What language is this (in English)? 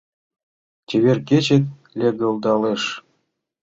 Mari